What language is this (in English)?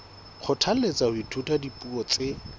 Southern Sotho